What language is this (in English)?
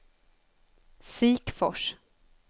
Swedish